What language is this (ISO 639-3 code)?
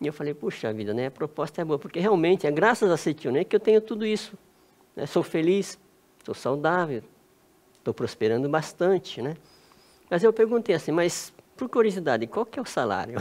por